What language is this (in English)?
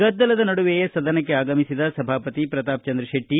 Kannada